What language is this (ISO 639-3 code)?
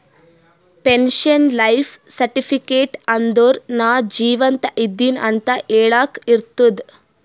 kan